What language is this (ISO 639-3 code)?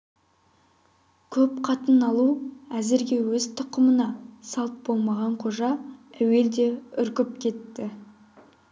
kaz